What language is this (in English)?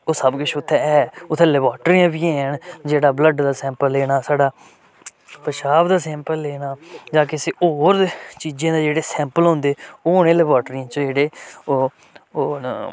Dogri